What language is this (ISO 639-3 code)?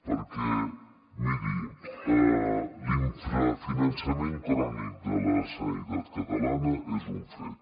cat